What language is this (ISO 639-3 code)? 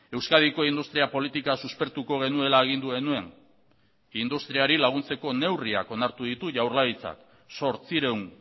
eus